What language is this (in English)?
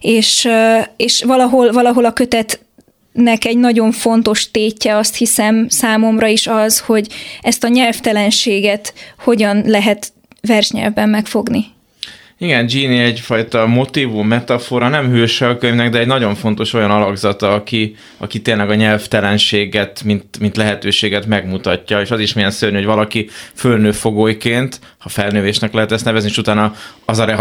Hungarian